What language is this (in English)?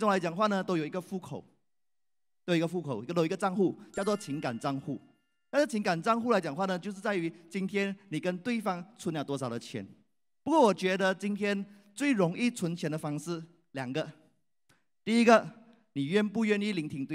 Chinese